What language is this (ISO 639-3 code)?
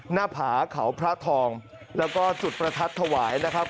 tha